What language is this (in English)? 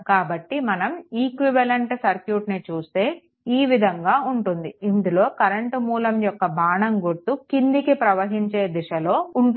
Telugu